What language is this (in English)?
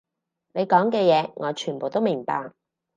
Cantonese